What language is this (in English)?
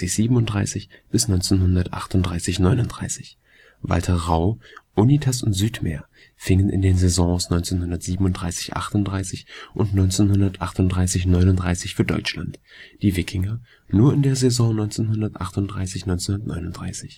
German